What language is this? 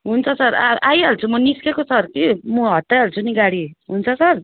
Nepali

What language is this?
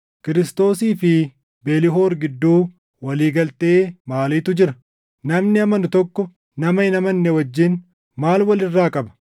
Oromo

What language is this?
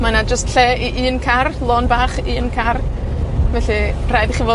Welsh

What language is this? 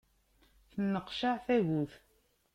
Kabyle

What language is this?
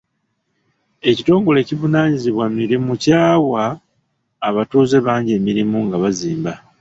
Ganda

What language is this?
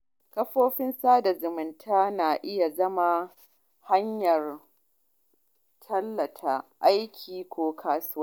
Hausa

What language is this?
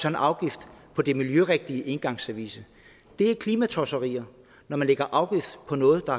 Danish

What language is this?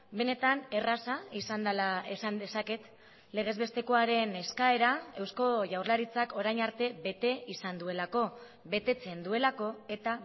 Basque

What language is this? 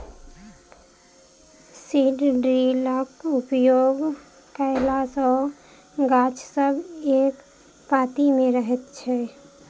Maithili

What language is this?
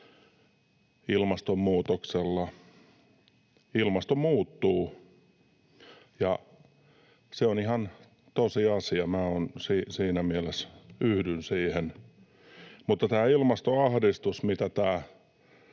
Finnish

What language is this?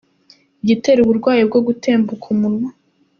Kinyarwanda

